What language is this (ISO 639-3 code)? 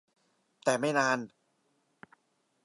tha